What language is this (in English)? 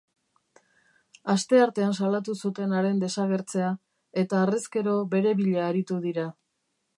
Basque